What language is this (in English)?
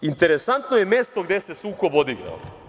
Serbian